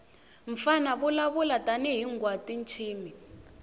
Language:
Tsonga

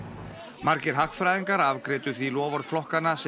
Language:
Icelandic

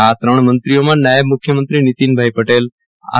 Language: Gujarati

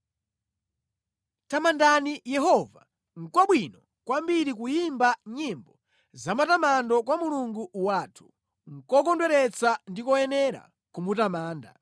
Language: Nyanja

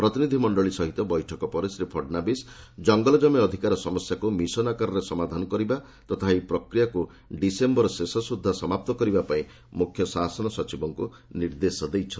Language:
Odia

